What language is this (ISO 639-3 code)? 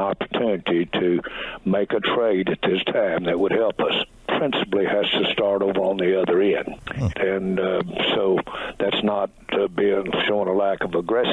eng